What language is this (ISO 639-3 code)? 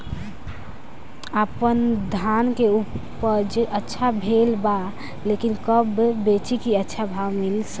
bho